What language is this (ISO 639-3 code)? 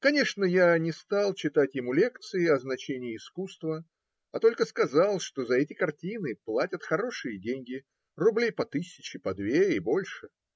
rus